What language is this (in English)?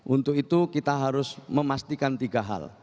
Indonesian